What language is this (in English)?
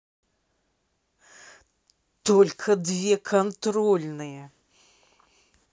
Russian